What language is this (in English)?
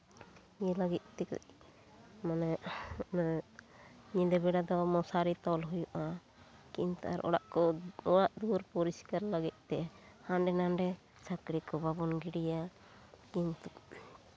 Santali